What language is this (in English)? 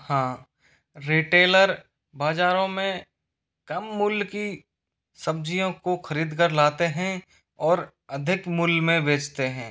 Hindi